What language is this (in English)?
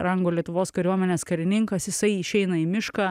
Lithuanian